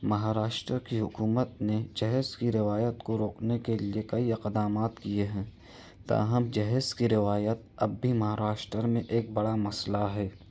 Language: Urdu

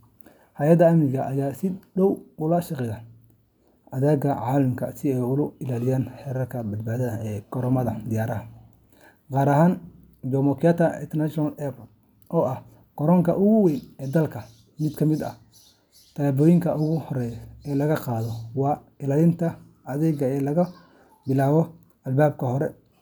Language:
Somali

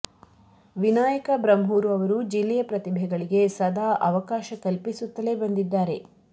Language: Kannada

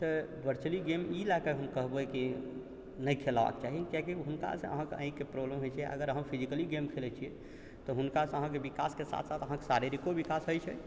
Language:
Maithili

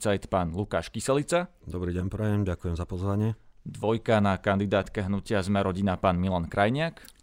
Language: Slovak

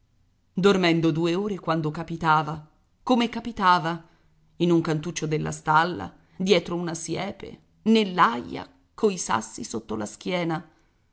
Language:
Italian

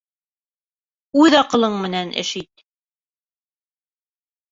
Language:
Bashkir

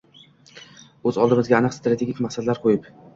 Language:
Uzbek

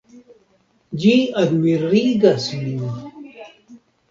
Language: Esperanto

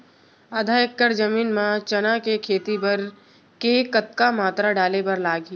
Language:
Chhattisgarhi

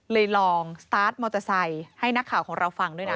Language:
Thai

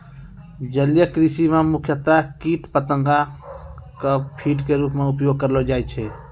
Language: Maithili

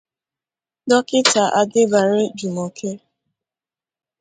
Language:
Igbo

